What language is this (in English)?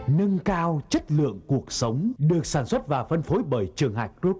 Vietnamese